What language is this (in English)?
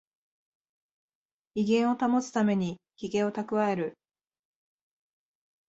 Japanese